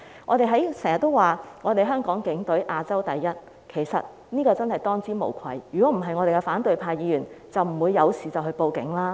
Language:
Cantonese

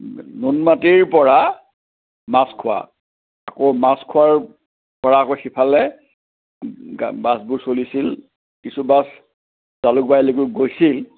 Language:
Assamese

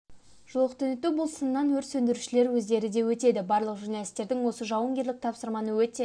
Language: Kazakh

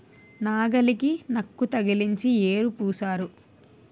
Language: Telugu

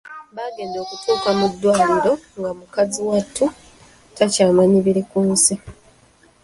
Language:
Ganda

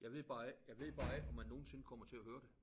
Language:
Danish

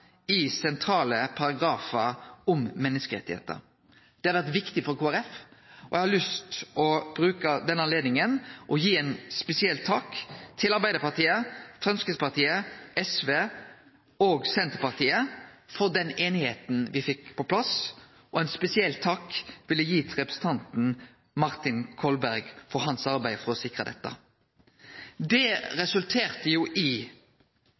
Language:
Norwegian Nynorsk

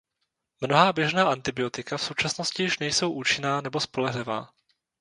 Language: Czech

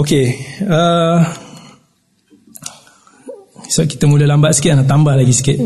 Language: Malay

